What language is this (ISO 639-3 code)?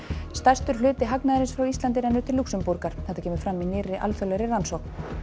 isl